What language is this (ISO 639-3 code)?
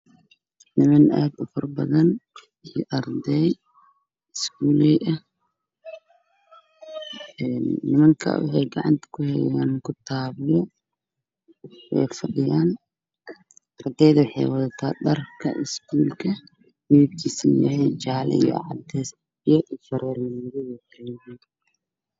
som